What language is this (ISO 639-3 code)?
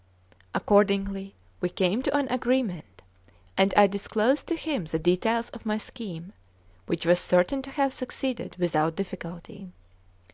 eng